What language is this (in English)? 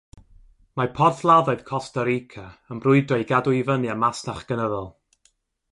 Welsh